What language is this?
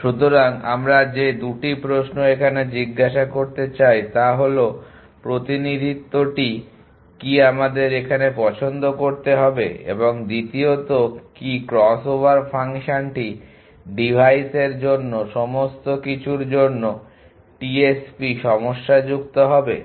Bangla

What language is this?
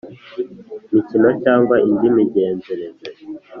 Kinyarwanda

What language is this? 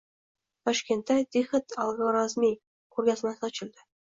Uzbek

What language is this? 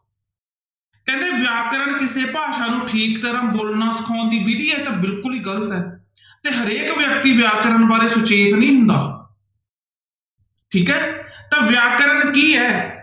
Punjabi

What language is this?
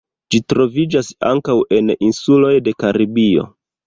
Esperanto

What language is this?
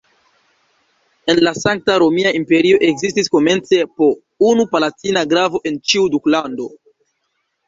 Esperanto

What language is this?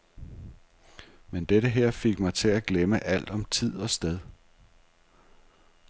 Danish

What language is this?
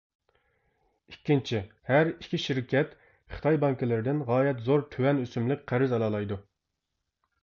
Uyghur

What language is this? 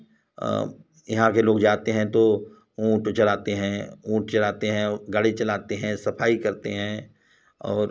Hindi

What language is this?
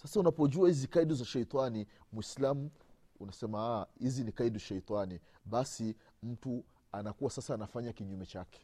Swahili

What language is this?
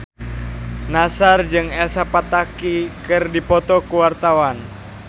Sundanese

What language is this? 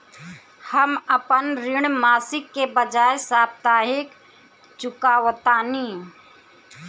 Bhojpuri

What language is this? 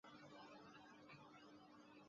Chinese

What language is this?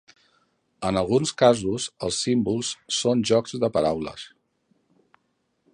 Catalan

